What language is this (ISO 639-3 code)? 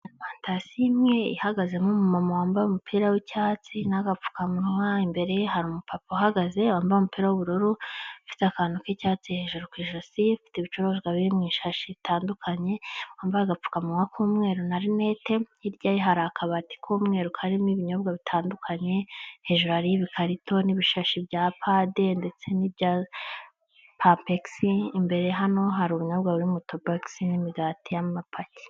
kin